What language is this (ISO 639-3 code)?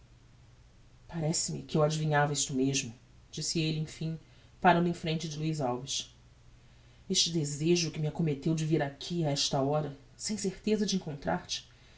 por